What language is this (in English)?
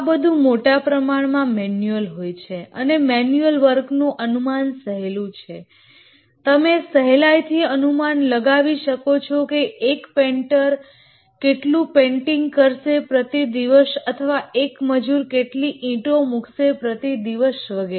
Gujarati